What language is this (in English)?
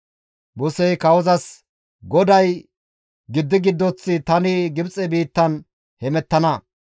Gamo